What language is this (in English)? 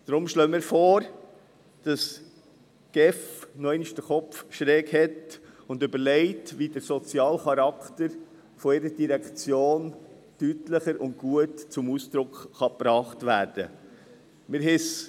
Swiss German